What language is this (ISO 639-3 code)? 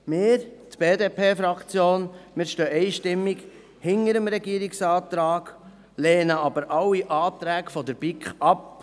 gsw